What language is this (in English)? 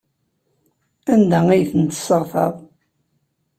Kabyle